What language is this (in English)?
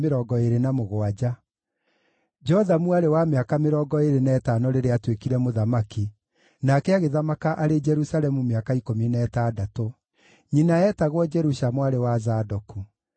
Kikuyu